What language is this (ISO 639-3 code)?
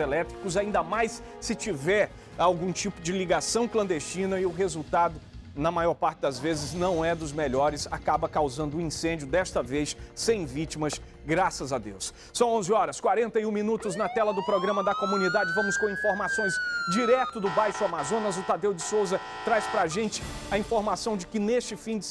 por